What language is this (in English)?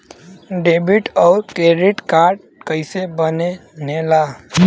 Bhojpuri